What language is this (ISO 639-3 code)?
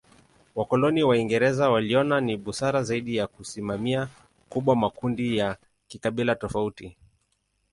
swa